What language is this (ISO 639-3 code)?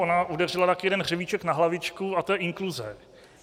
ces